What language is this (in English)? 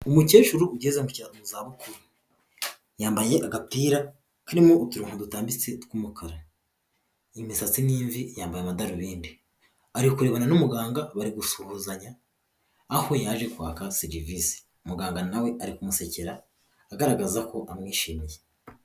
Kinyarwanda